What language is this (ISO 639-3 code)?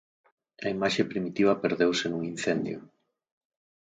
glg